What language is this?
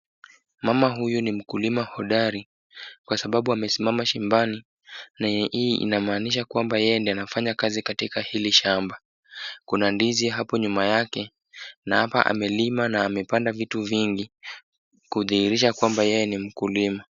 Swahili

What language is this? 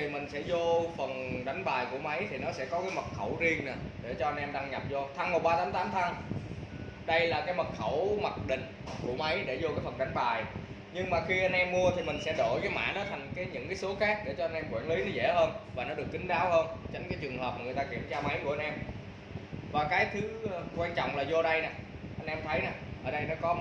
Vietnamese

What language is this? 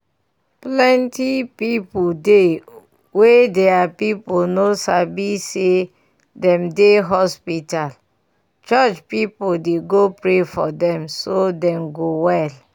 Nigerian Pidgin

